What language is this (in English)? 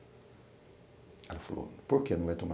Portuguese